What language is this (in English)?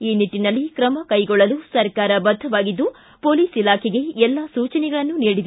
Kannada